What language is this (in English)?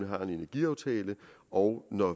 Danish